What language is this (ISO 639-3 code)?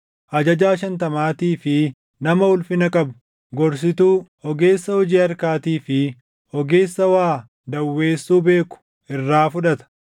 orm